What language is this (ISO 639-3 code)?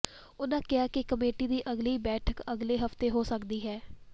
pan